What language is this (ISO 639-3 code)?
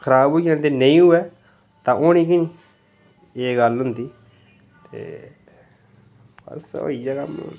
doi